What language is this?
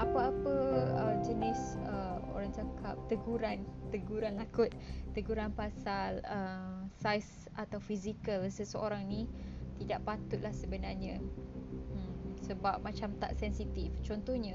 Malay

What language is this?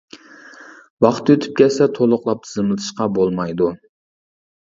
Uyghur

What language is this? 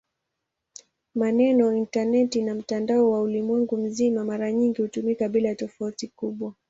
Swahili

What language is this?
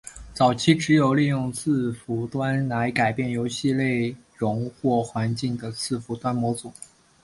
Chinese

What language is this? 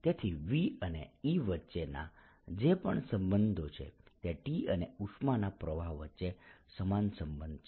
Gujarati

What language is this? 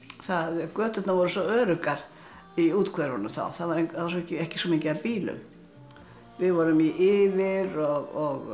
Icelandic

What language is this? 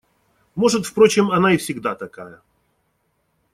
Russian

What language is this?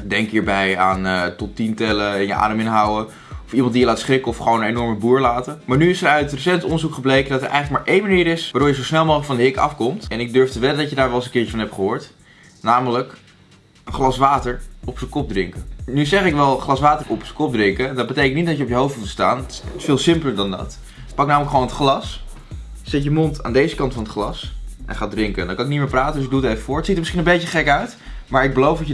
Dutch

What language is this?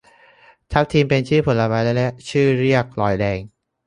Thai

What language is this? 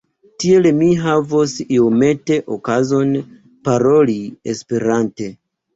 Esperanto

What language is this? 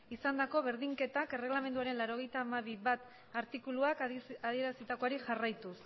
Basque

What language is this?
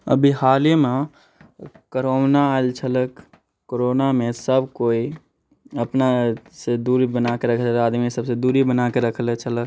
Maithili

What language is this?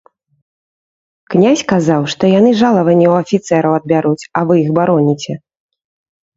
Belarusian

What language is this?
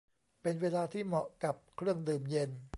Thai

